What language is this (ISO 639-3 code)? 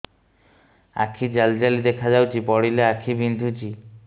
ori